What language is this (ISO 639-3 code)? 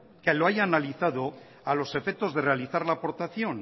spa